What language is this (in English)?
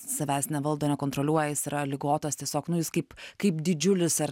Lithuanian